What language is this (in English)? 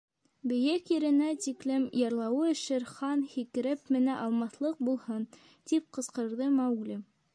Bashkir